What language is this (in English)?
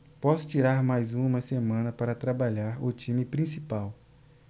Portuguese